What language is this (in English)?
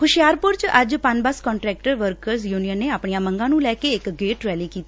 Punjabi